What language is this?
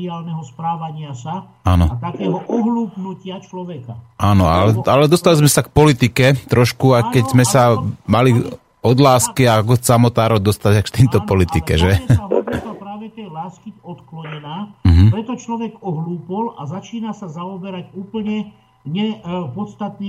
Slovak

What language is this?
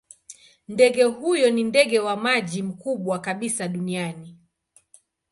Swahili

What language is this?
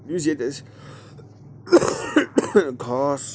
Kashmiri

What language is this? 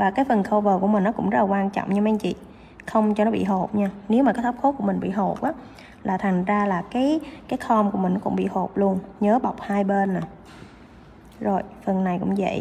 Vietnamese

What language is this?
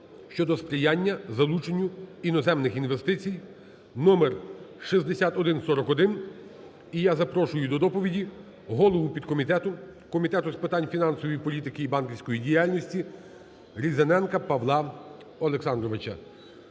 Ukrainian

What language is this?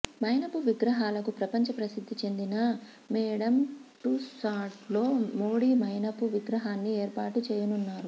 Telugu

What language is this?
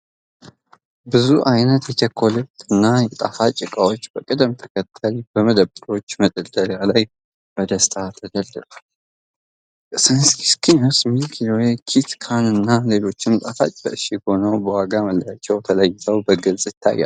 Amharic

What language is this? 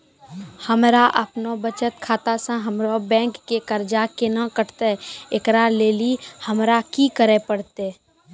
Maithili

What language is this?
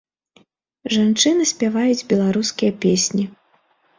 Belarusian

